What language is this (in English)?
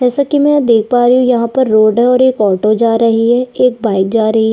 Hindi